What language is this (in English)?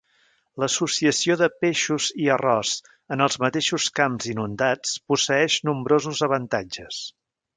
Catalan